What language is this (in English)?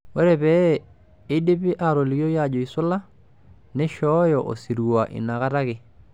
Masai